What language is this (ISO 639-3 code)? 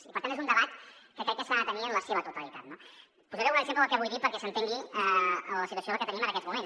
cat